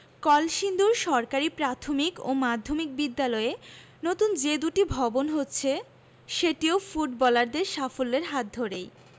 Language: Bangla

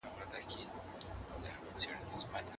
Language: Pashto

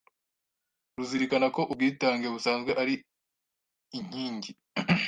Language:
Kinyarwanda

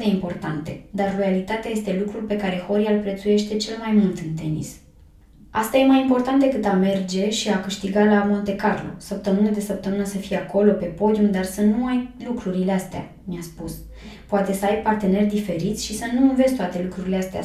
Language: Romanian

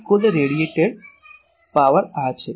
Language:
Gujarati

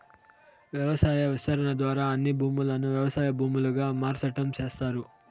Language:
Telugu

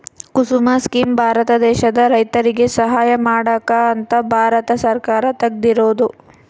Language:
Kannada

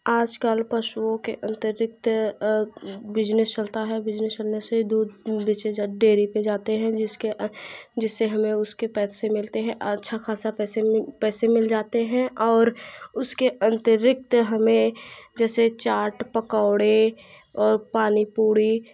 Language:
Hindi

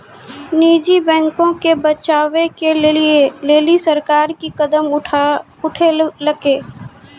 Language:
Maithili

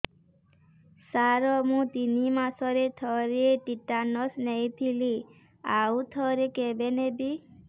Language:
Odia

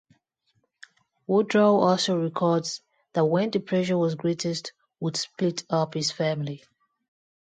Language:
English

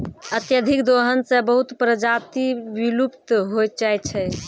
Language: Maithili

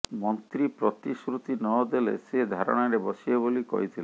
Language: Odia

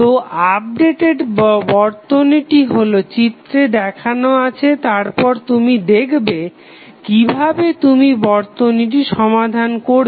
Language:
Bangla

